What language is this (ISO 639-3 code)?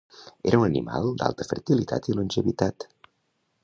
cat